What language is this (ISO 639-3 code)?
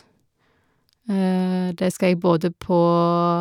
nor